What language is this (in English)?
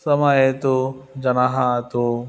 Sanskrit